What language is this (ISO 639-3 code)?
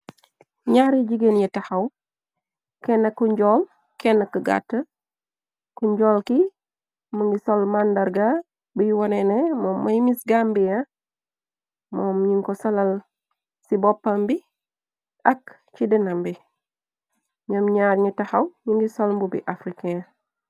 wol